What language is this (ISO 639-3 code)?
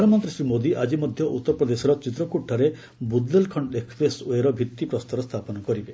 ori